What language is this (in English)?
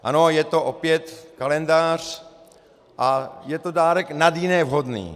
Czech